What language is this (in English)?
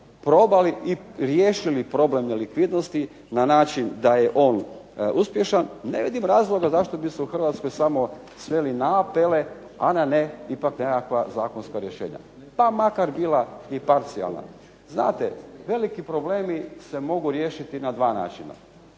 Croatian